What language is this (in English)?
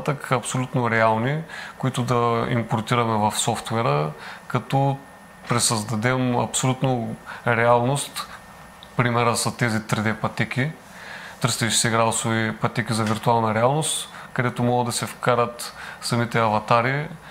Bulgarian